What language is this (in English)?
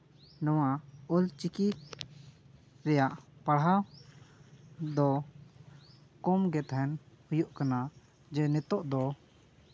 Santali